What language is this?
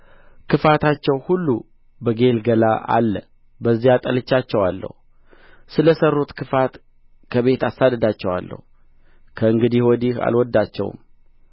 Amharic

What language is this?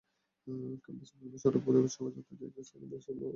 Bangla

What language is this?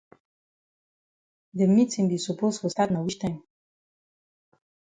Cameroon Pidgin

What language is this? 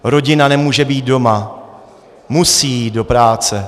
Czech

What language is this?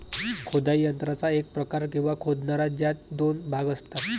Marathi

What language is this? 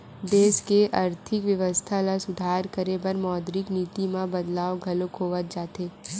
Chhattisgarhi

